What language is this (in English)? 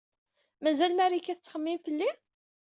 Kabyle